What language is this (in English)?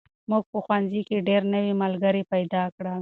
Pashto